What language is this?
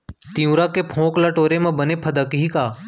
Chhattisgarhi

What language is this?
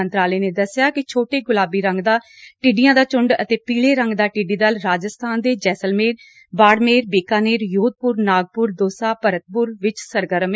Punjabi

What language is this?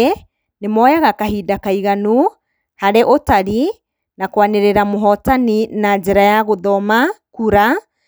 Kikuyu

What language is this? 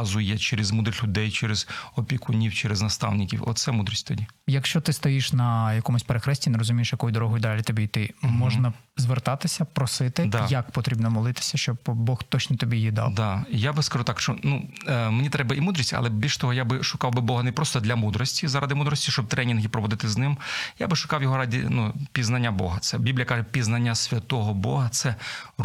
Ukrainian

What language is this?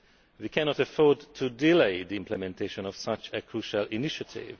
English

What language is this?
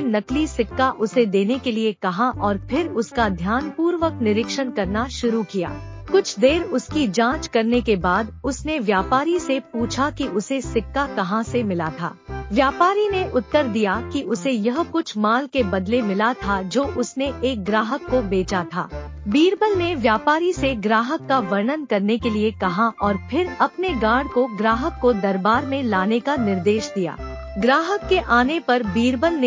Hindi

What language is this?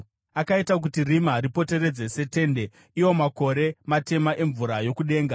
Shona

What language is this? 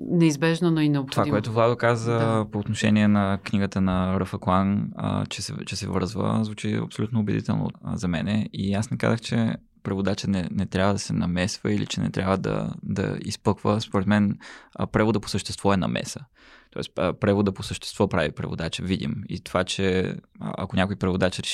Bulgarian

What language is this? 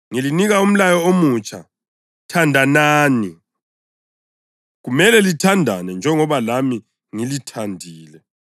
North Ndebele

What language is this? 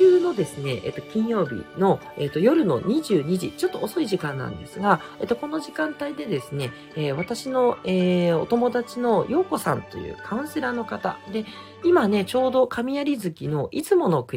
Japanese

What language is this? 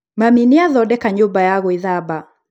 Kikuyu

